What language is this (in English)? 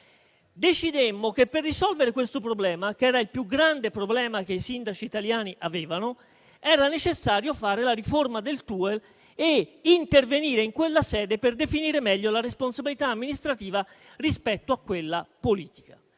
Italian